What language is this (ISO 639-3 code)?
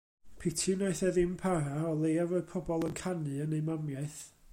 cym